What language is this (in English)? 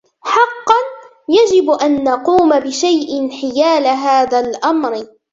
Arabic